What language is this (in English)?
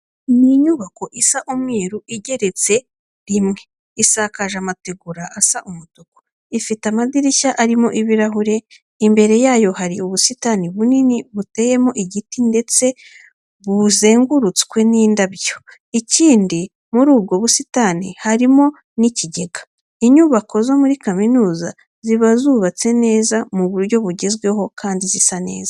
Kinyarwanda